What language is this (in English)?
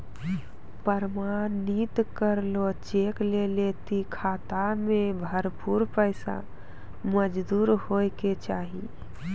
Maithili